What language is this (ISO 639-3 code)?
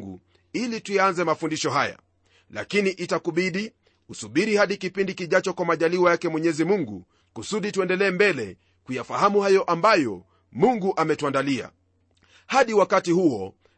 swa